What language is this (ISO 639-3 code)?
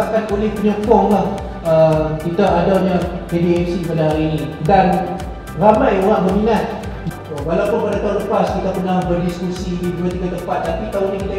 msa